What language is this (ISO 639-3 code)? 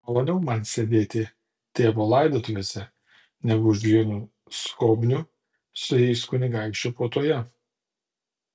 lit